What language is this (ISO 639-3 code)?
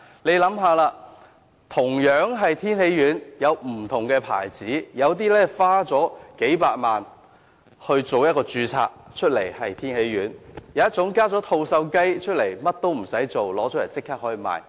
yue